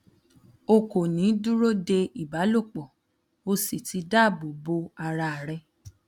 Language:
Yoruba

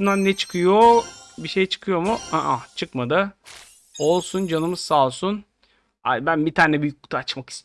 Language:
Turkish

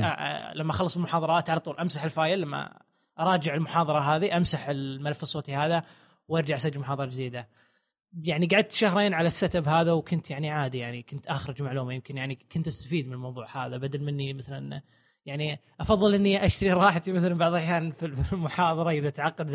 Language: Arabic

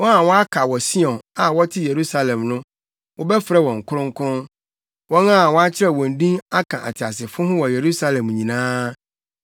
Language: Akan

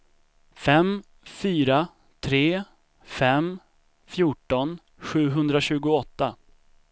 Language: Swedish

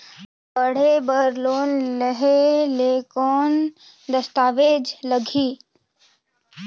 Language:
Chhattisgarhi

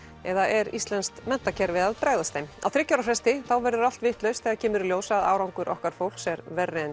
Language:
Icelandic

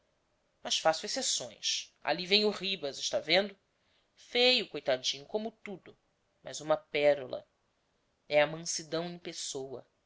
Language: Portuguese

